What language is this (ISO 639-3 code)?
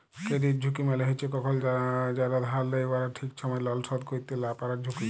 ben